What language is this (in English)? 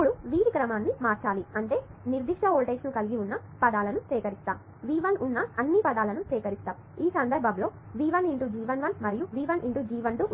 Telugu